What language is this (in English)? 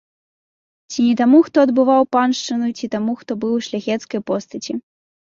Belarusian